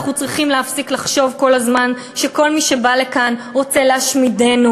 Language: Hebrew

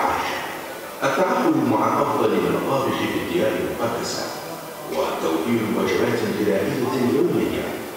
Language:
Arabic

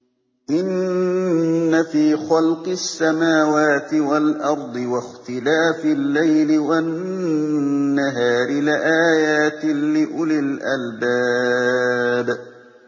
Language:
Arabic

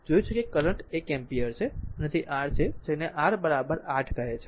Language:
Gujarati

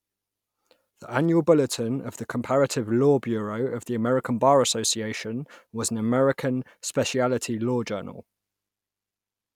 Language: English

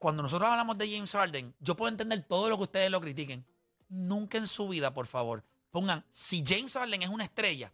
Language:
Spanish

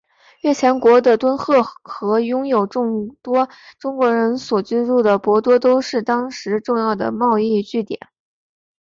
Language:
Chinese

